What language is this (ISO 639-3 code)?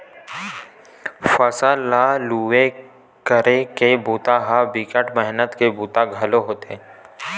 hne